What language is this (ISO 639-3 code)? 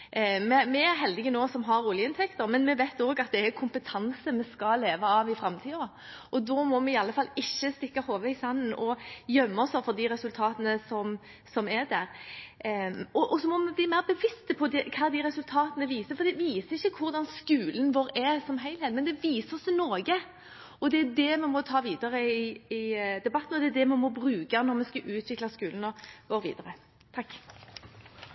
nor